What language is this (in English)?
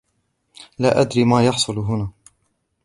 Arabic